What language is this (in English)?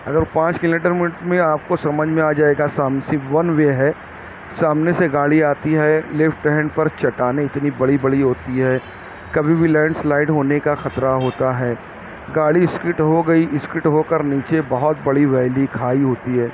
Urdu